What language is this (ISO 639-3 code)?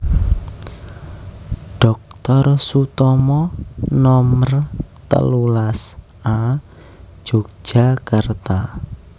jav